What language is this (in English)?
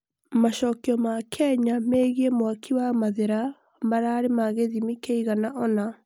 Kikuyu